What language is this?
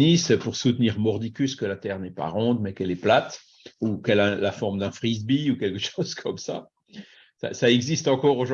French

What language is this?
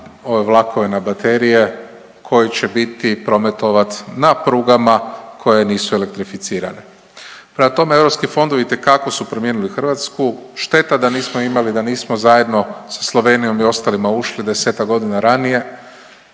Croatian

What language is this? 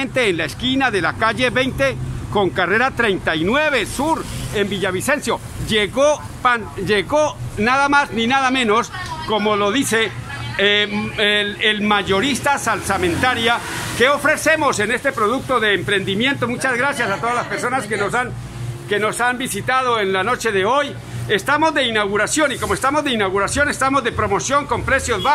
Spanish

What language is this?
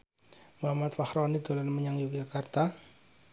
Javanese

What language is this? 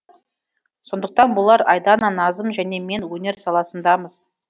Kazakh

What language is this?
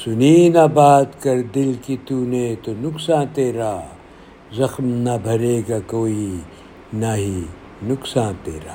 Urdu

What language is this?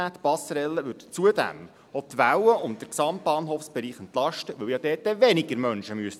Swiss German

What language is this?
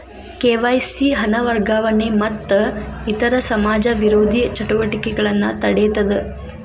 Kannada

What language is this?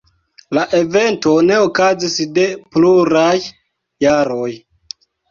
Esperanto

